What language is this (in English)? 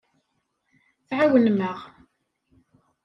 Kabyle